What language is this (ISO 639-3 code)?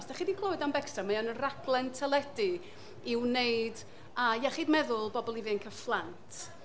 cym